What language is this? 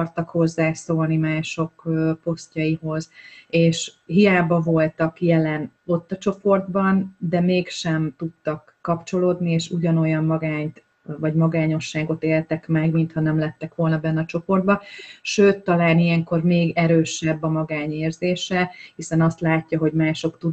Hungarian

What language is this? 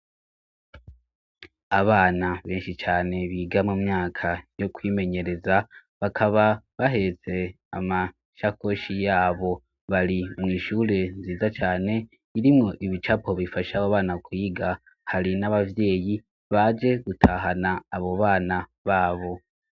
Rundi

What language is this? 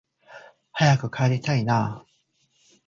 Japanese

